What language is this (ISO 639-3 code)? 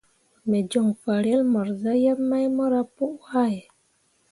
mua